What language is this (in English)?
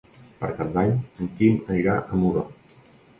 Catalan